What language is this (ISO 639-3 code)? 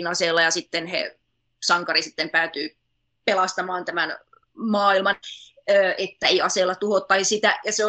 fin